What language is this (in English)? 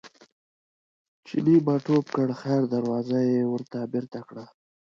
Pashto